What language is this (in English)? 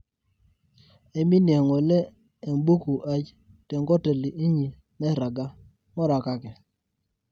Masai